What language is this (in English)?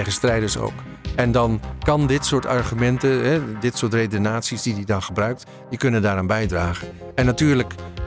Dutch